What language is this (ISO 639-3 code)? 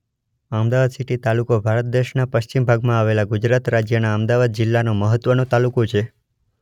guj